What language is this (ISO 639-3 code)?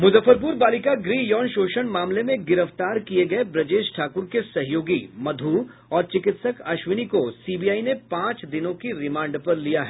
hin